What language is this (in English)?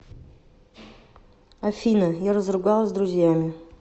Russian